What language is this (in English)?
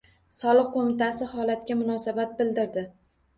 Uzbek